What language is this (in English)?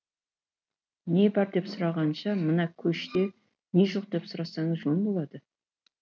Kazakh